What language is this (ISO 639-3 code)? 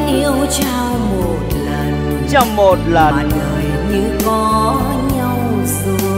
vie